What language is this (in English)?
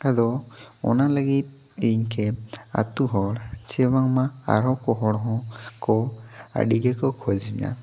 Santali